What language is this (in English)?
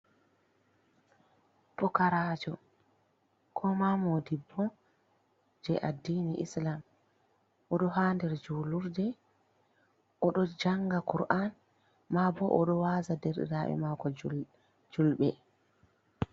Fula